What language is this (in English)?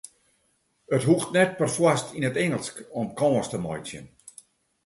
Western Frisian